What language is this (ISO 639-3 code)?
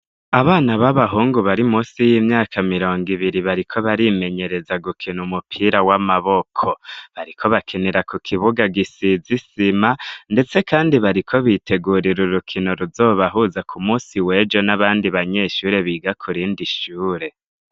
run